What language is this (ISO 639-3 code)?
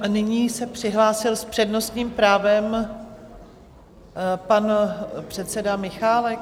ces